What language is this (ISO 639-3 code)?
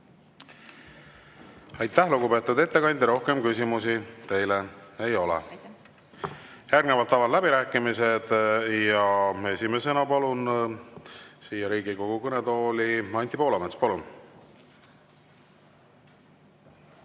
est